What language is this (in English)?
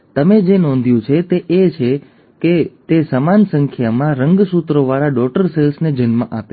Gujarati